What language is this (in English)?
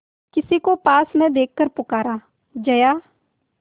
Hindi